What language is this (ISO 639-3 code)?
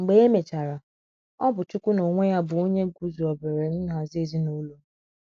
ibo